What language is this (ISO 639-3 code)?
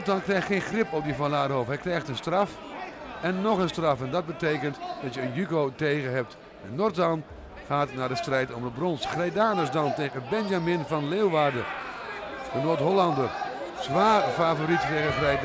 nld